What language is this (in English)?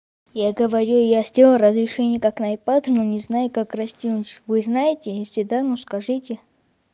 Russian